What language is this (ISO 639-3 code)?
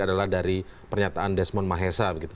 ind